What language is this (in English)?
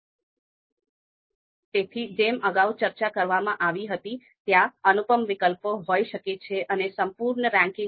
Gujarati